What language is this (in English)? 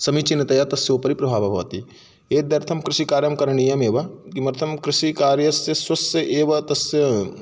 Sanskrit